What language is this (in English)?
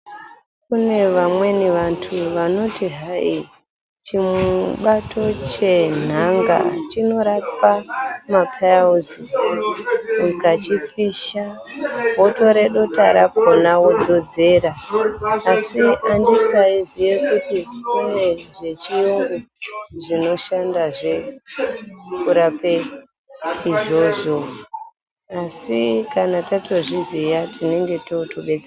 Ndau